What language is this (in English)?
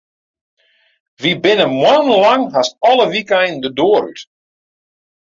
Western Frisian